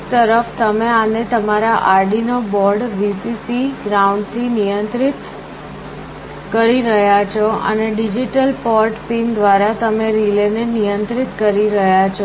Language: Gujarati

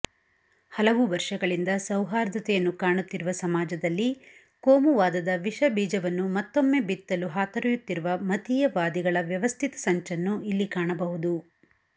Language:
Kannada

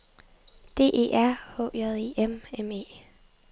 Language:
Danish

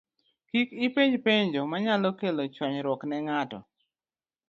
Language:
Luo (Kenya and Tanzania)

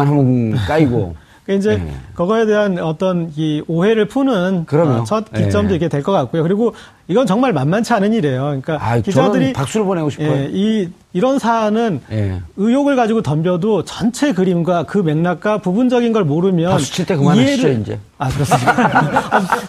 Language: Korean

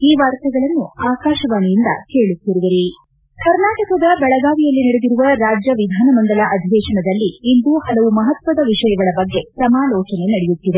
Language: Kannada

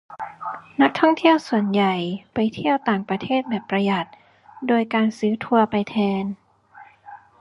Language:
Thai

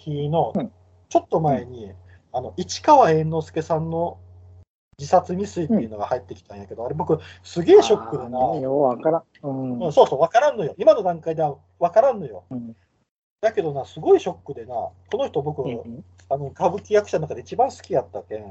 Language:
Japanese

